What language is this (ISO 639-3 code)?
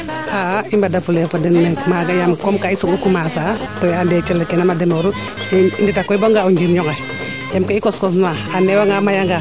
srr